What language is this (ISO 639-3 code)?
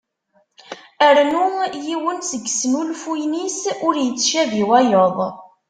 kab